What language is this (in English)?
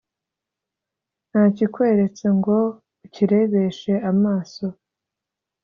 Kinyarwanda